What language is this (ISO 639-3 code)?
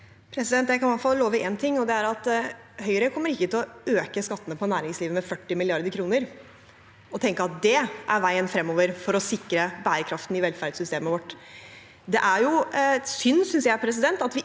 nor